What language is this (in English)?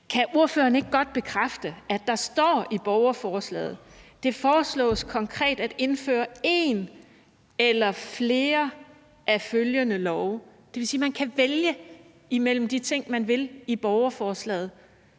Danish